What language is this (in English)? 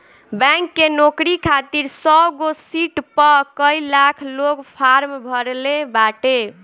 Bhojpuri